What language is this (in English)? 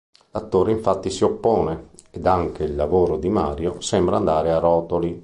Italian